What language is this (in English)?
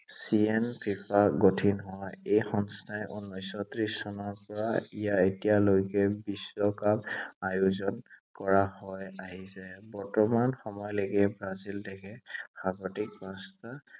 Assamese